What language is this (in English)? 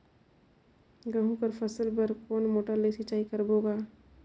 Chhattisgarhi